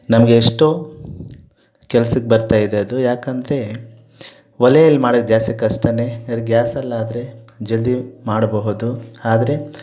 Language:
Kannada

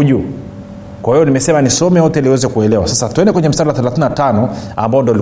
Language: Swahili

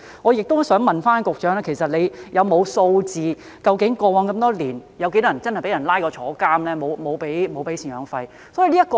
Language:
Cantonese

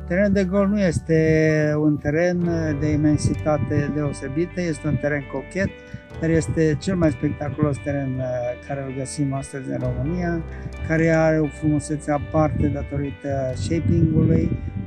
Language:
Romanian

